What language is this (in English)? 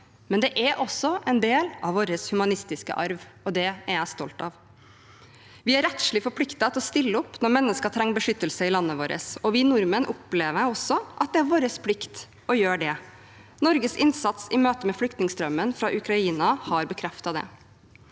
Norwegian